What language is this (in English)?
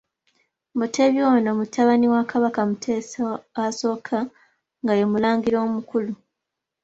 Ganda